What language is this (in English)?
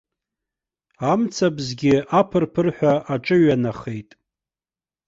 Abkhazian